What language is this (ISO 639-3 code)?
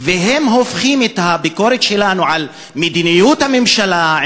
heb